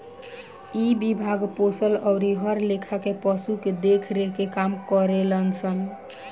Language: Bhojpuri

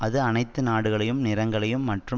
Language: Tamil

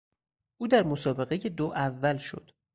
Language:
Persian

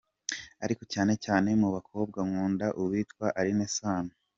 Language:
Kinyarwanda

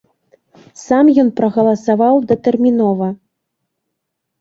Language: Belarusian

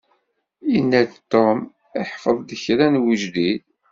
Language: Kabyle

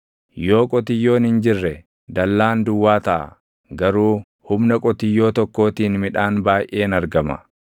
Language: Oromo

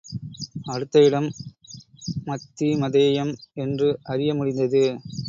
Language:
Tamil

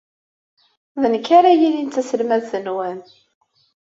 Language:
Kabyle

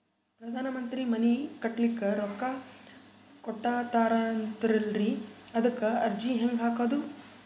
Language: Kannada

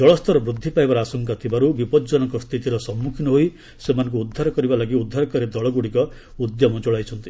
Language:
Odia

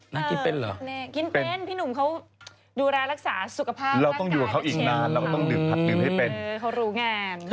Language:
Thai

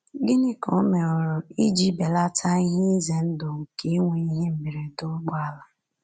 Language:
Igbo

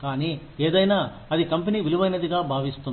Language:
Telugu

